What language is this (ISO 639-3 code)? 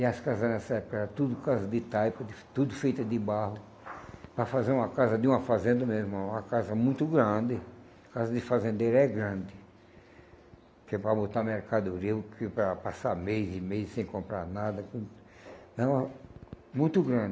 por